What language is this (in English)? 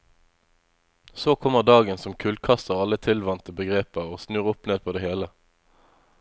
Norwegian